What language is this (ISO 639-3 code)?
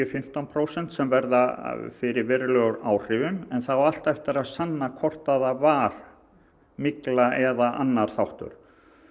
isl